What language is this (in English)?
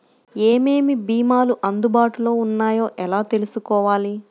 Telugu